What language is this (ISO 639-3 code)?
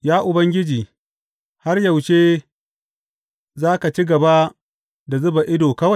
hau